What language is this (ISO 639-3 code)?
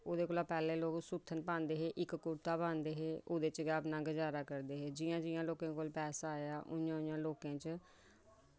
doi